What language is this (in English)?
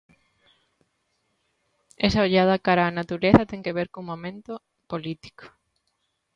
Galician